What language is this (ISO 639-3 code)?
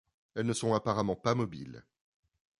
fra